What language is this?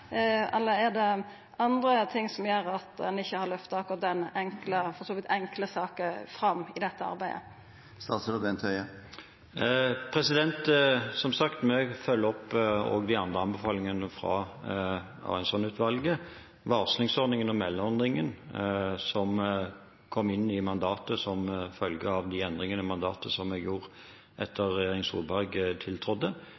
Norwegian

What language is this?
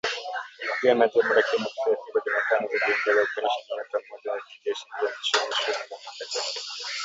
Swahili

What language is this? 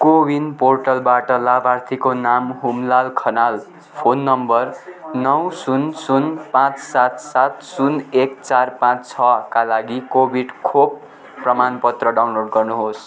Nepali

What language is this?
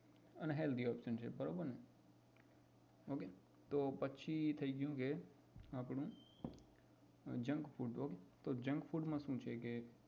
Gujarati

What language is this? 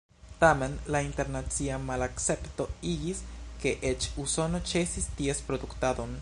Esperanto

